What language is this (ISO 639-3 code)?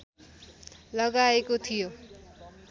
nep